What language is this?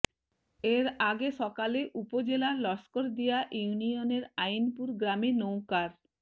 Bangla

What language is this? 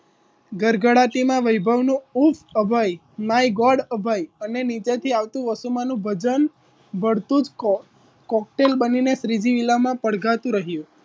Gujarati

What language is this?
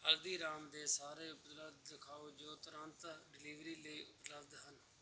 Punjabi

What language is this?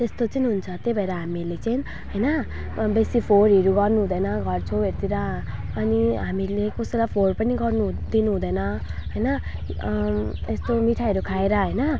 Nepali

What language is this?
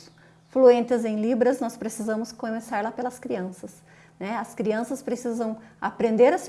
Portuguese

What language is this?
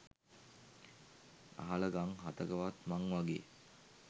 Sinhala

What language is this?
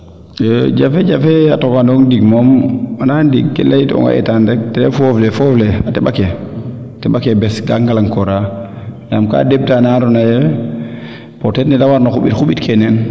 Serer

